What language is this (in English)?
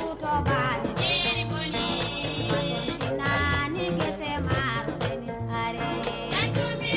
Fula